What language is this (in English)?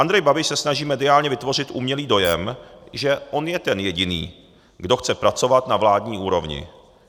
Czech